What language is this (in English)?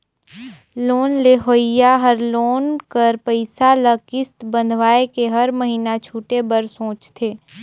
Chhattisgarhi